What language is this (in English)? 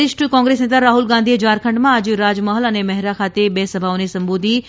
Gujarati